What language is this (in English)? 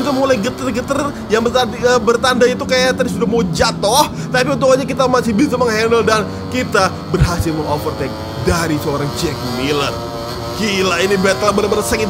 Indonesian